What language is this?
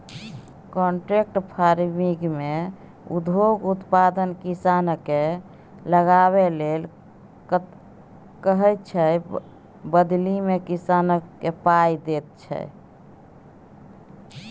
Maithili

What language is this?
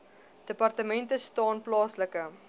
Afrikaans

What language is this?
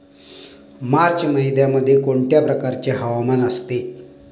Marathi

